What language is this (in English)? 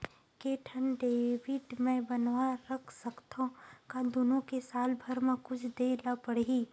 Chhattisgarhi